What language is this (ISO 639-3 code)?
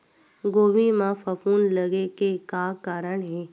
hne